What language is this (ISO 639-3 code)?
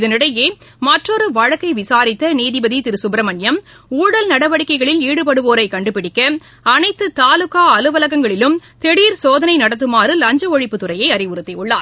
tam